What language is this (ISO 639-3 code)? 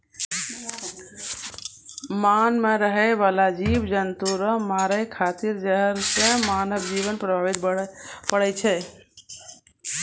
mai